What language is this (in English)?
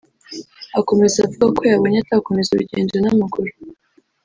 Kinyarwanda